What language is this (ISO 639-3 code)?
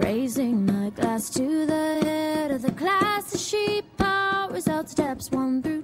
eng